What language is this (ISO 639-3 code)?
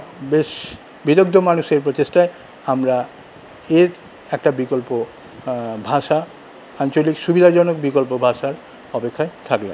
ben